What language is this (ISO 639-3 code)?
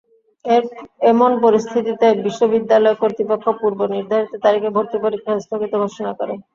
ben